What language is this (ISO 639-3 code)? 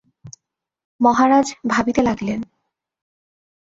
ben